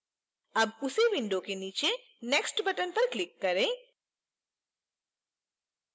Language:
Hindi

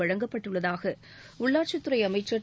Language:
Tamil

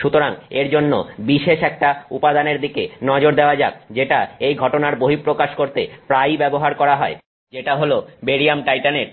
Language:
Bangla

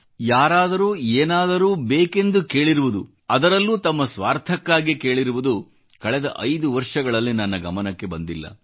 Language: Kannada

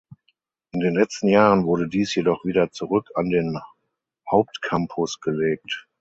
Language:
German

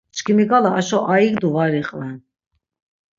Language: Laz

